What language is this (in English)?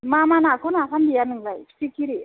Bodo